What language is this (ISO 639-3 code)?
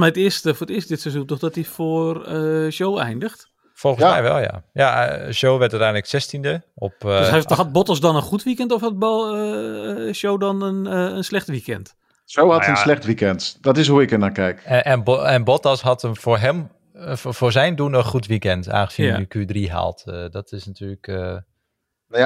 nld